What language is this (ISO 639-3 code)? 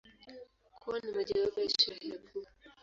swa